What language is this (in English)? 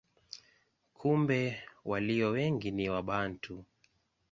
Swahili